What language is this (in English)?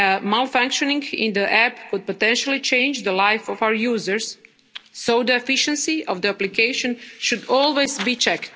English